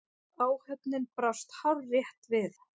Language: Icelandic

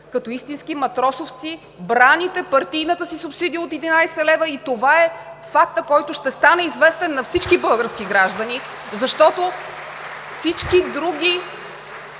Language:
Bulgarian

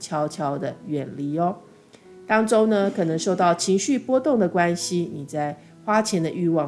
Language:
Chinese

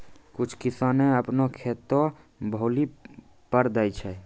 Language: Maithili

